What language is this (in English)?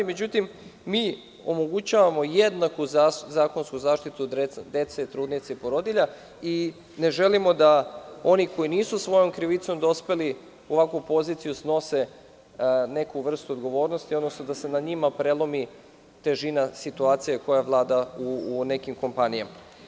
Serbian